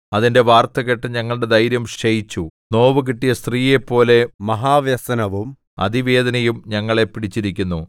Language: Malayalam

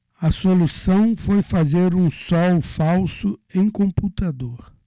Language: Portuguese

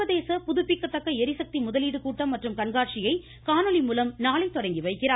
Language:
Tamil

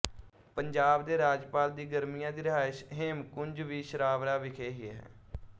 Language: Punjabi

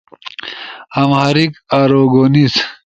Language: Ushojo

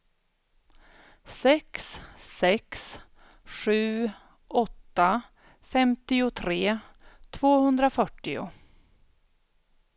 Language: Swedish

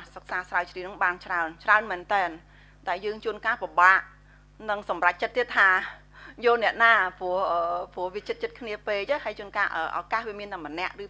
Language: Vietnamese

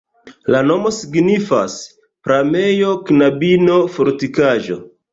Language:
Esperanto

